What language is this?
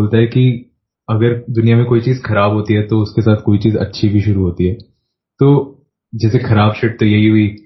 Hindi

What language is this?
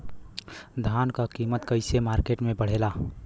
Bhojpuri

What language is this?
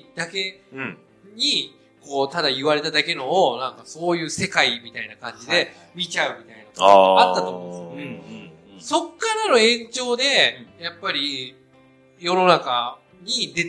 Japanese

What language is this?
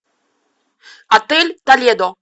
Russian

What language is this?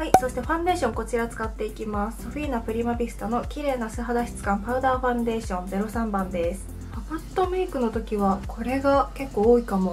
Japanese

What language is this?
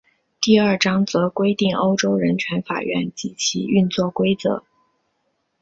Chinese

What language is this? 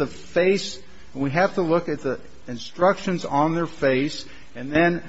English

